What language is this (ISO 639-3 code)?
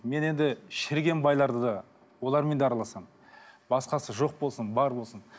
kaz